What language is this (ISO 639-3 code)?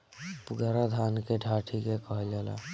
bho